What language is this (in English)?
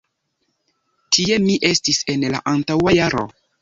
Esperanto